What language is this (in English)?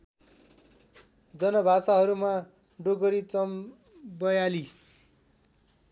Nepali